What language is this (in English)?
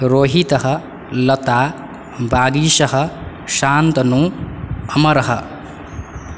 Sanskrit